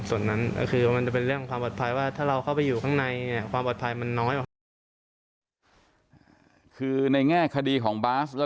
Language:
Thai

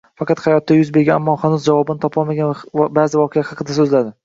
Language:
Uzbek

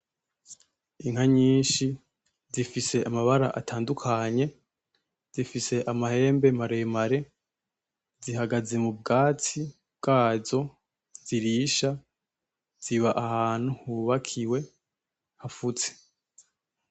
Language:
Rundi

